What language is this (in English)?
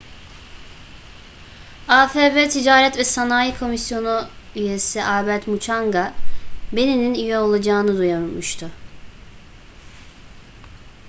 Turkish